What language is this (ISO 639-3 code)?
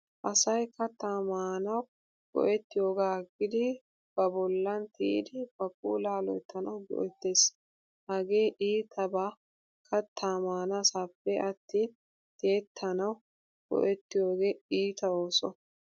wal